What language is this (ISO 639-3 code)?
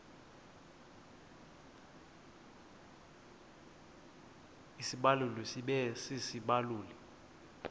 xho